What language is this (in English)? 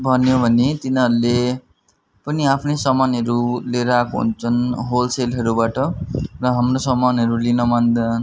Nepali